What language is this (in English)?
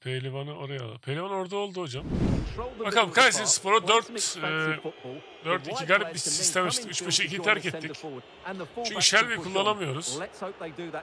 Turkish